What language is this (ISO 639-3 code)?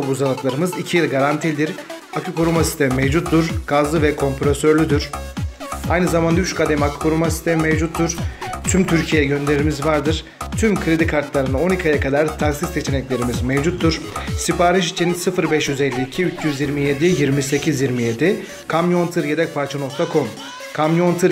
tur